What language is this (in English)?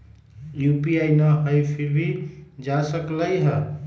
Magahi